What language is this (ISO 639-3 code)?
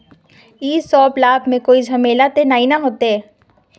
mag